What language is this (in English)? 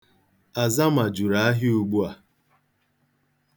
Igbo